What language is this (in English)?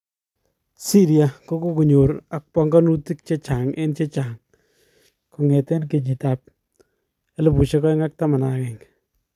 Kalenjin